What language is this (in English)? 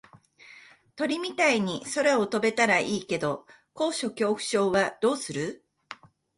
Japanese